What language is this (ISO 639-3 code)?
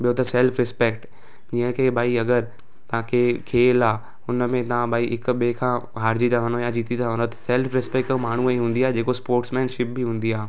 snd